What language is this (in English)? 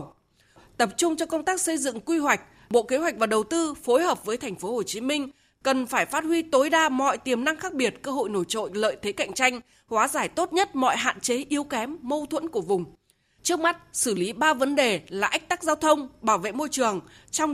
Vietnamese